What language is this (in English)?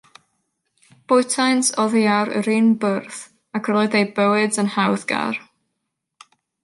Welsh